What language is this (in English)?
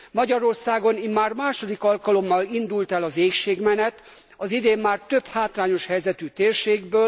Hungarian